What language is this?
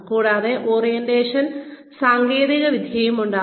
Malayalam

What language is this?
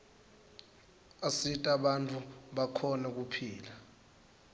Swati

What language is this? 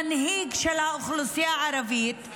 Hebrew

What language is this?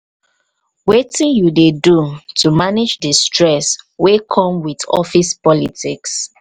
Nigerian Pidgin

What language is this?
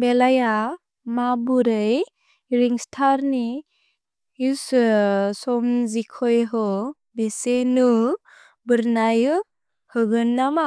Bodo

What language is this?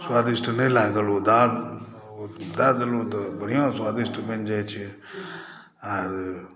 Maithili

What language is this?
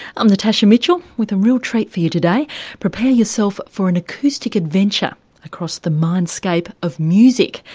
English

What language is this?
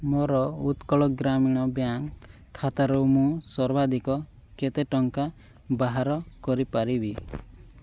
Odia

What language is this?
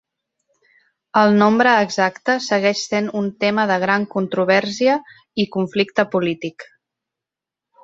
Catalan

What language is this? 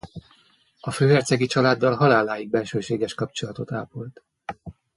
Hungarian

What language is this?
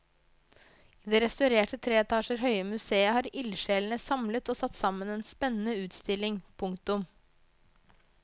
Norwegian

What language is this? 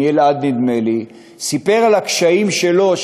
Hebrew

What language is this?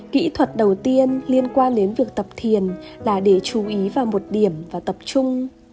Vietnamese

